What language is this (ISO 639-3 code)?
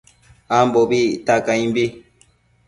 mcf